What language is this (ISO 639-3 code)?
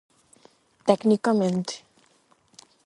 glg